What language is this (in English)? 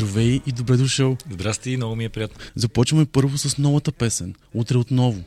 Bulgarian